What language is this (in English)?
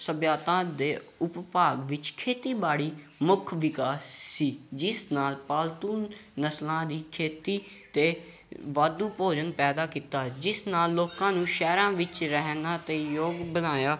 Punjabi